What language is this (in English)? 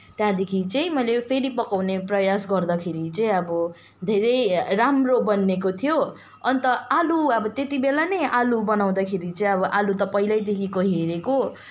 Nepali